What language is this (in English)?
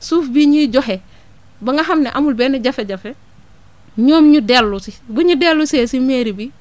Wolof